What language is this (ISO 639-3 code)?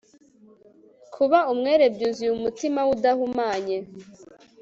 kin